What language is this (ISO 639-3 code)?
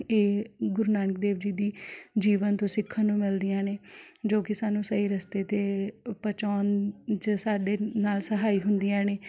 pan